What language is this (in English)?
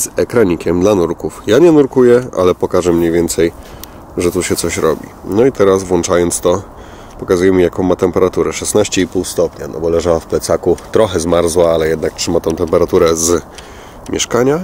Polish